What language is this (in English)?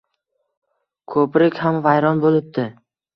Uzbek